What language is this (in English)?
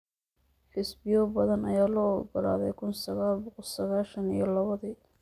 Somali